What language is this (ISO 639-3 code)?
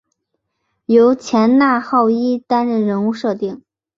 zho